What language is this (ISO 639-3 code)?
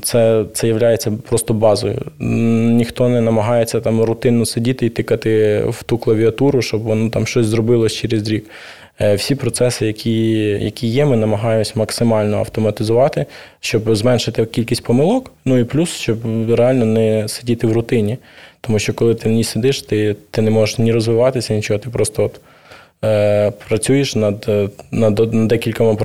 ukr